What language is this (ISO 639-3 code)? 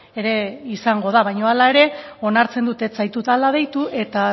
eus